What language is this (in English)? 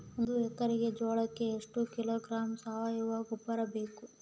Kannada